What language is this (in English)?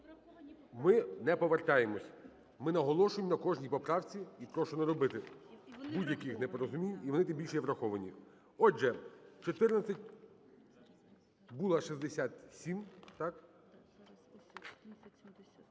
Ukrainian